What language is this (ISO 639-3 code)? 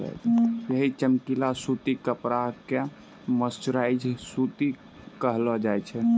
mai